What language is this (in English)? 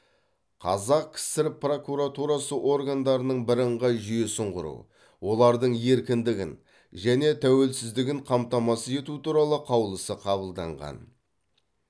Kazakh